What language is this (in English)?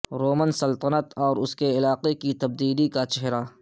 Urdu